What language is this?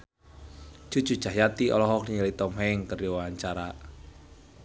Sundanese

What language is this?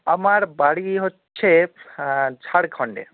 Bangla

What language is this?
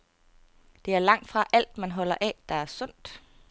Danish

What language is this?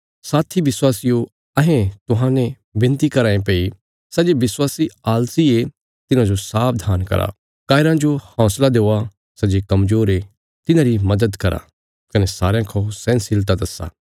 Bilaspuri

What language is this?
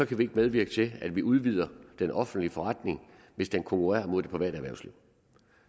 Danish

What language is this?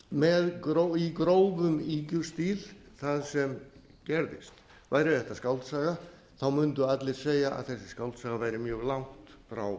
Icelandic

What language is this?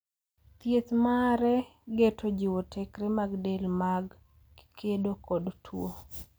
Luo (Kenya and Tanzania)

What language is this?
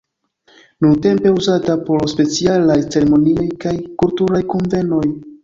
Esperanto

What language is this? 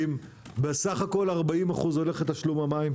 Hebrew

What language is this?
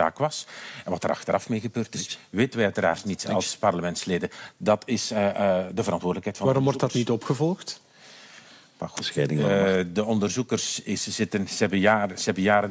Dutch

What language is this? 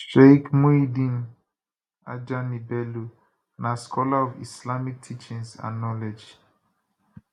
Nigerian Pidgin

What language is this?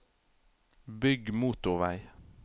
Norwegian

